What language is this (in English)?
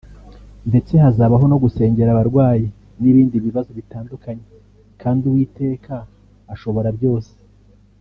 Kinyarwanda